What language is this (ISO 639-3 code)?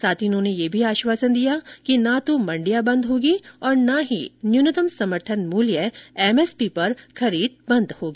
hin